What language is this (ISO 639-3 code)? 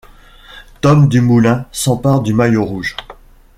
fra